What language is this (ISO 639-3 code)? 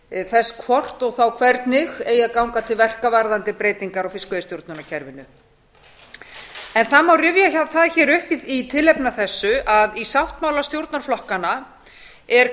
isl